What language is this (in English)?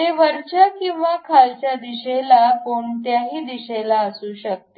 Marathi